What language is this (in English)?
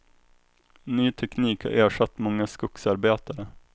Swedish